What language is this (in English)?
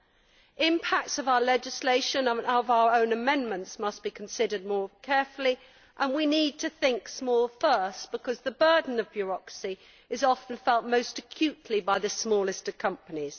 English